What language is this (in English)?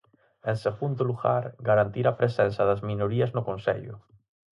Galician